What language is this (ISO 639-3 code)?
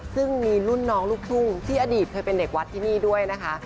tha